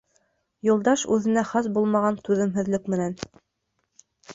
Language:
Bashkir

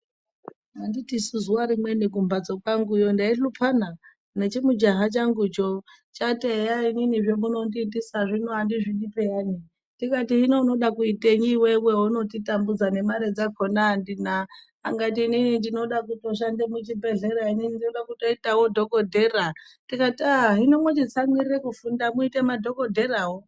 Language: Ndau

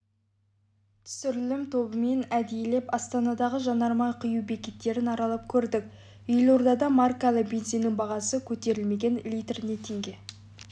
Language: Kazakh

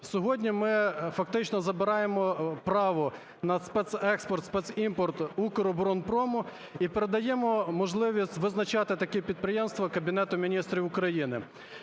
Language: Ukrainian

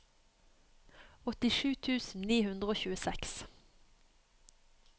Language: Norwegian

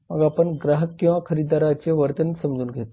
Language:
Marathi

